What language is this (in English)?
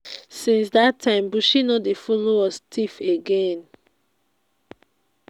Nigerian Pidgin